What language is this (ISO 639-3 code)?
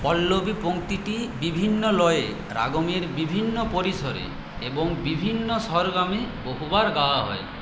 ben